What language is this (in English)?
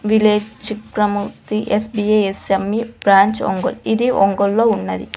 Telugu